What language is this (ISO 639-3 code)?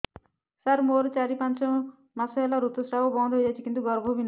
ori